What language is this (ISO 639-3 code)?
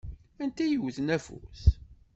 kab